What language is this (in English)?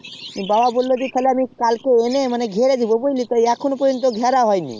Bangla